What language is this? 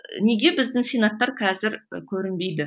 Kazakh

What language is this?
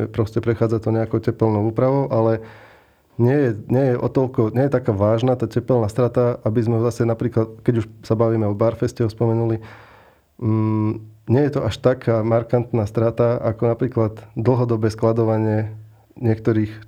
Slovak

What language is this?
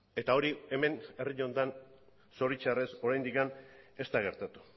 Basque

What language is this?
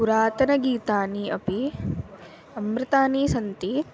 Sanskrit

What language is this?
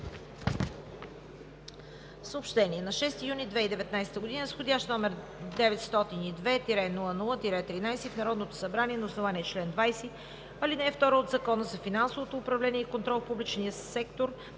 Bulgarian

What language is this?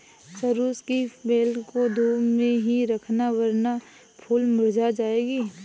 Hindi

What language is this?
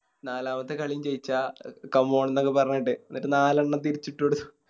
Malayalam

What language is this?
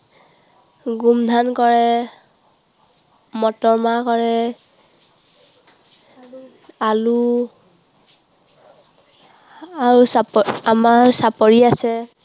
Assamese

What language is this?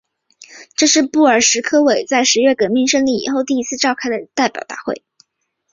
Chinese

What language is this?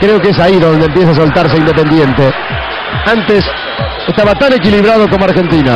Spanish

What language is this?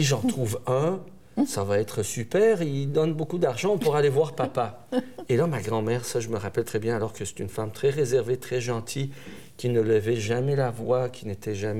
French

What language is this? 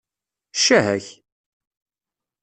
Kabyle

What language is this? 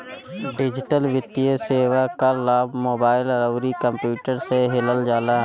Bhojpuri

